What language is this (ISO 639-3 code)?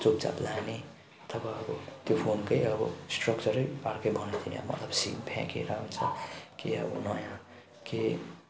nep